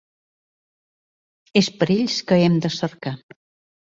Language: Catalan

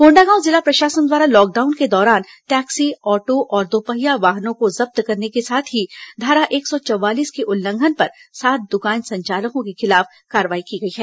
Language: Hindi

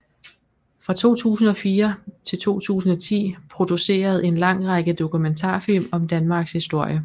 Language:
Danish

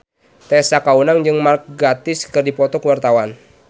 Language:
Sundanese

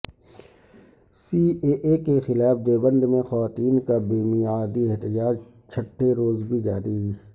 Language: Urdu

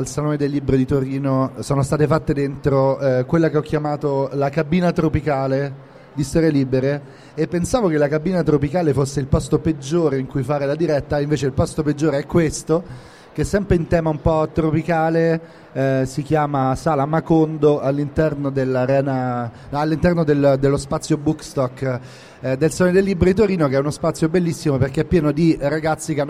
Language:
Italian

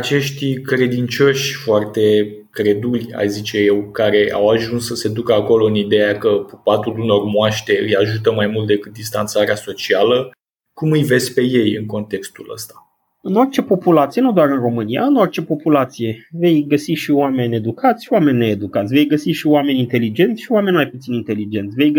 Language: Romanian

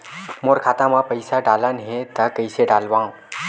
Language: Chhattisgarhi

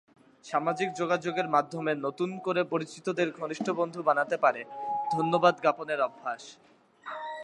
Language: Bangla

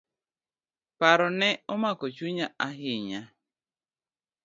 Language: Luo (Kenya and Tanzania)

